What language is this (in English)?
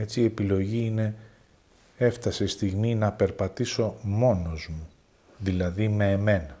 Greek